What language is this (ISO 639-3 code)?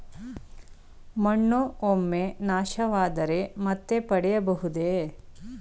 kan